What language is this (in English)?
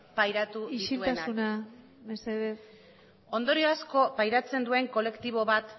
Basque